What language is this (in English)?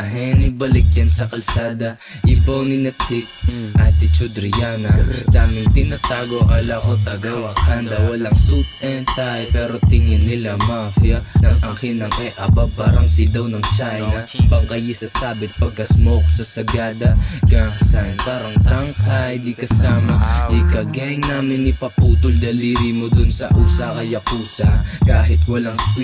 Filipino